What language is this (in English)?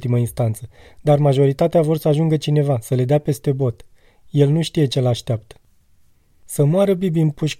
Romanian